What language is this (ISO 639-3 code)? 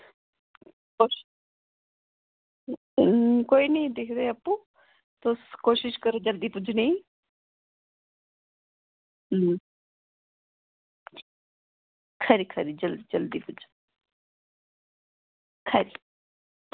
doi